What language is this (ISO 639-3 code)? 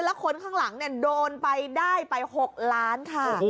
tha